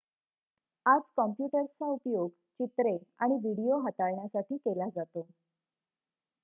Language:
Marathi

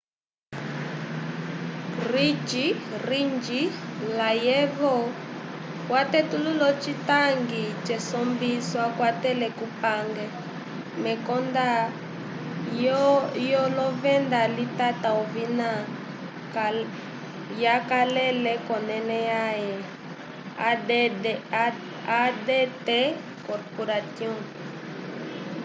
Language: Umbundu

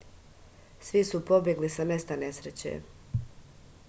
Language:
Serbian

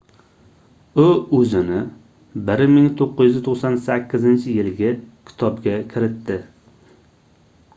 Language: Uzbek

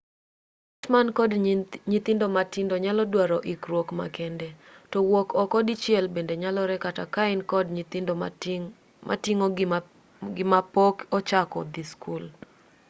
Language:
Luo (Kenya and Tanzania)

